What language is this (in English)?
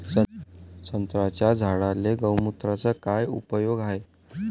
Marathi